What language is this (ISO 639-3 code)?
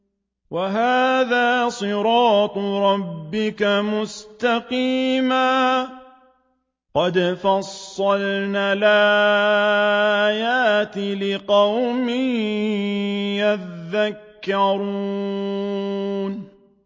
ara